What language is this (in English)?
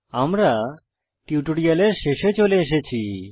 Bangla